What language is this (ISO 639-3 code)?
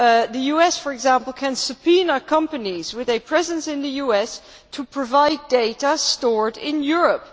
eng